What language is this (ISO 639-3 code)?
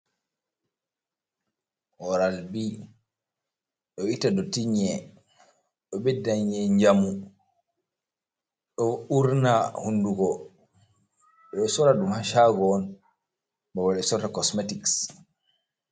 ful